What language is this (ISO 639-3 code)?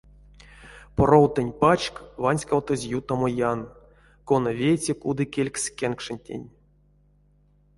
myv